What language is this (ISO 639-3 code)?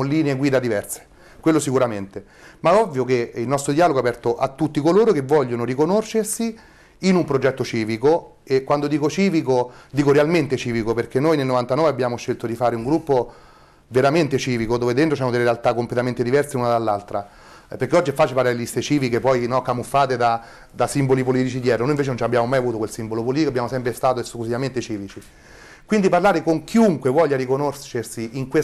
ita